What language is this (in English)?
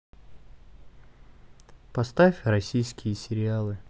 Russian